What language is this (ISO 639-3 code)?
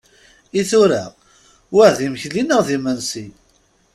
kab